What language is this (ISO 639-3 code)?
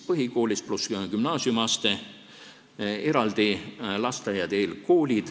est